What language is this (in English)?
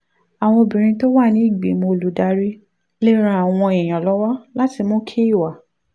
Yoruba